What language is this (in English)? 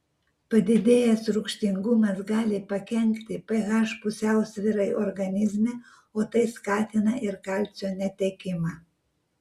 Lithuanian